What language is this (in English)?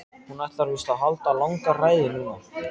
Icelandic